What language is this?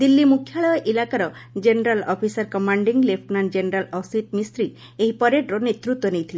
Odia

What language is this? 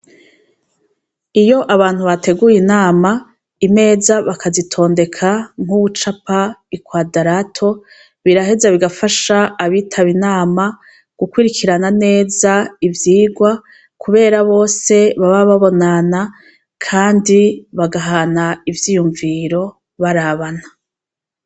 Rundi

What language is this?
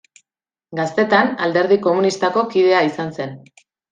Basque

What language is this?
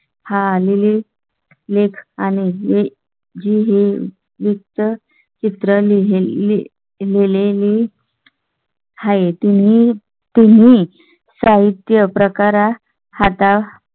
Marathi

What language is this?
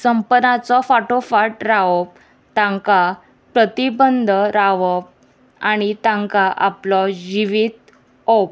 Konkani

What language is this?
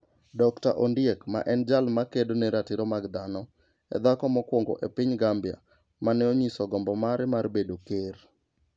Luo (Kenya and Tanzania)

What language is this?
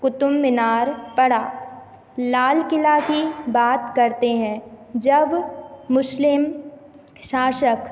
Hindi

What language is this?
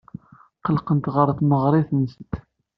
Kabyle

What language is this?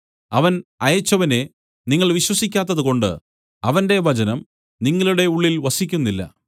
Malayalam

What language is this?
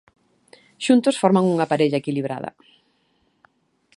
Galician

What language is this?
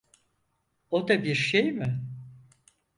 Turkish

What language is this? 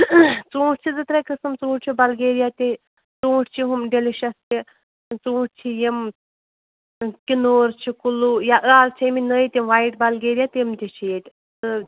Kashmiri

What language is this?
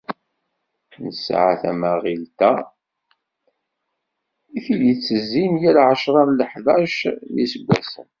Kabyle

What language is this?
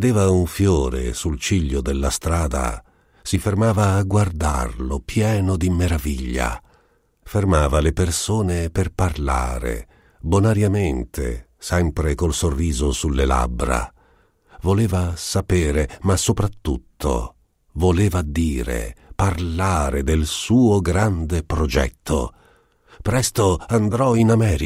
Italian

